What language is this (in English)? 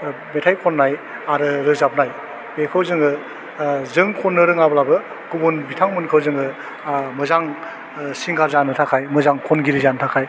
Bodo